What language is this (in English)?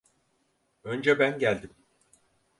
Turkish